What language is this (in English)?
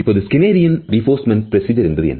Tamil